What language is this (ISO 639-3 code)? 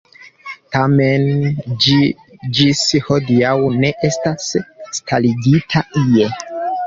epo